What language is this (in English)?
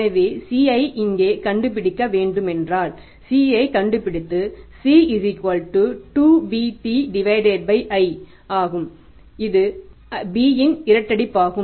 Tamil